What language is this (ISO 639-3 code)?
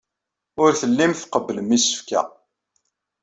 kab